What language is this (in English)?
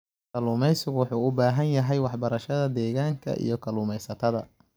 Somali